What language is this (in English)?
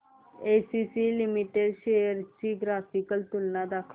Marathi